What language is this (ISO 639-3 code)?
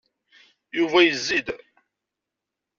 kab